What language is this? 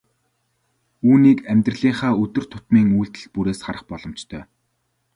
Mongolian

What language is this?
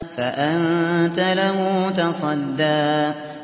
Arabic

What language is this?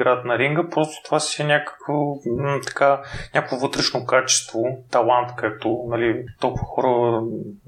Bulgarian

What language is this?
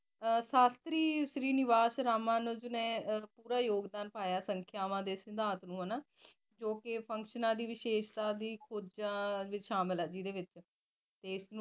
Punjabi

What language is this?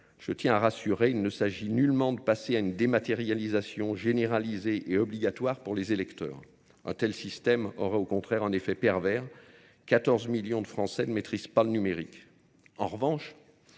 French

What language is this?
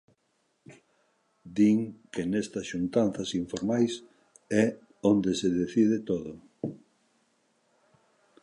Galician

